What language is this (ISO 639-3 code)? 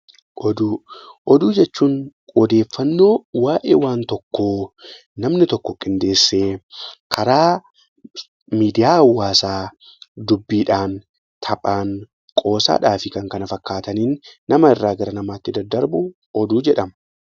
orm